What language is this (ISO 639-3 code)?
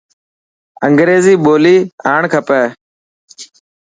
mki